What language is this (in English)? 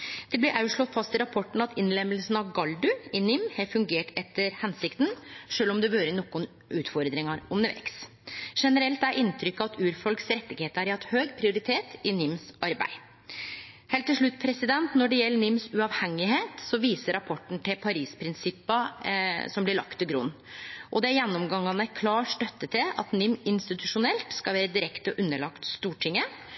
Norwegian Nynorsk